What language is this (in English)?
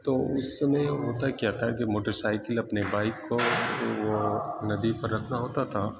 Urdu